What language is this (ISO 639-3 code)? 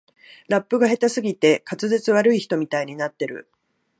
jpn